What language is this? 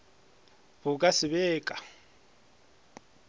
Northern Sotho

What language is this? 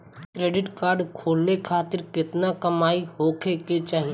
Bhojpuri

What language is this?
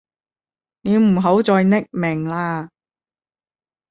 Cantonese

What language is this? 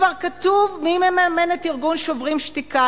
Hebrew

